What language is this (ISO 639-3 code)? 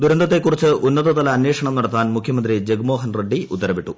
mal